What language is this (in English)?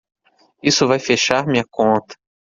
Portuguese